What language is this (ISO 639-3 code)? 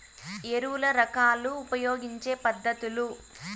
tel